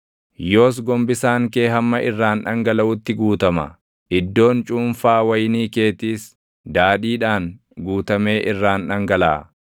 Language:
Oromo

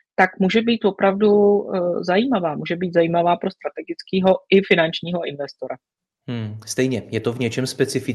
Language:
Czech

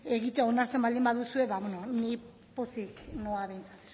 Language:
Basque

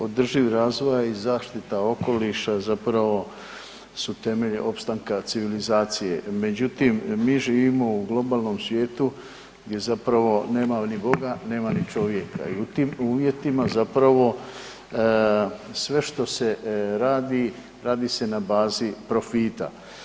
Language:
Croatian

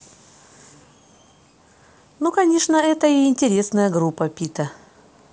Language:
Russian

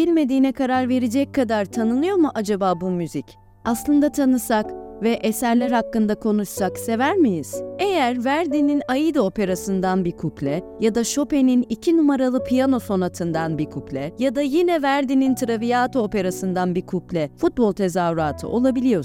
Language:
Turkish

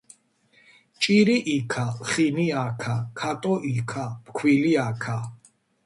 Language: Georgian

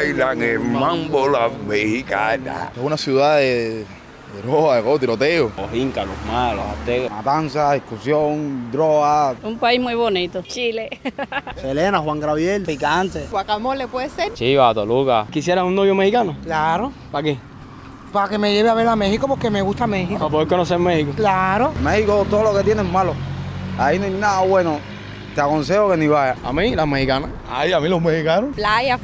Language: Spanish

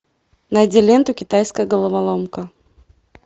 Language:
Russian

